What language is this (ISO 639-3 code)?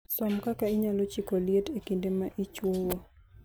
luo